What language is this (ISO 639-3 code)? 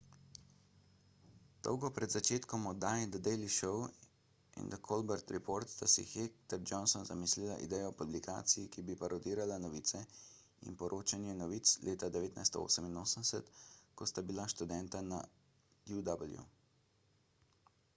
slv